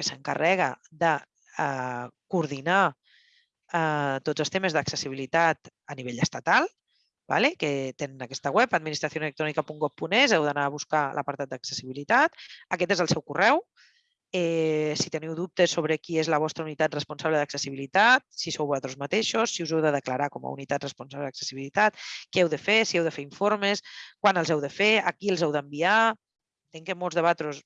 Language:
Catalan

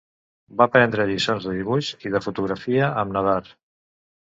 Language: Catalan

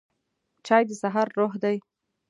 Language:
Pashto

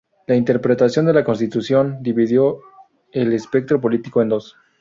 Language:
Spanish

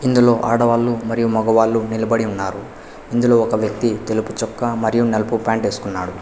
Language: Telugu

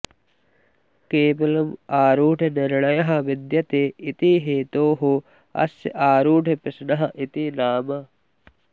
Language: Sanskrit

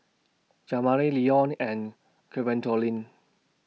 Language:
English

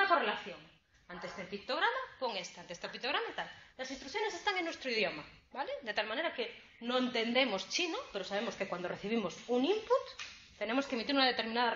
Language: Spanish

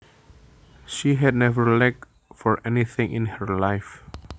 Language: Javanese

